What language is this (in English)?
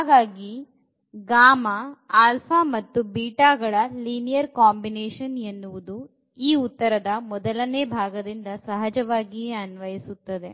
Kannada